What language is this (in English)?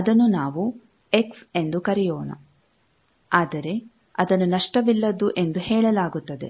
Kannada